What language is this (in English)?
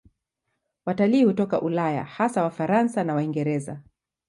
Swahili